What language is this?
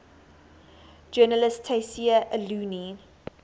English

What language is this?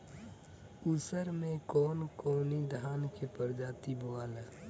Bhojpuri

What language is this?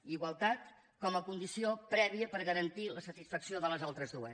Catalan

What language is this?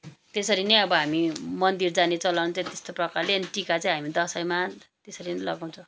Nepali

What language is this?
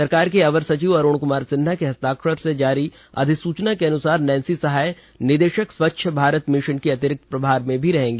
Hindi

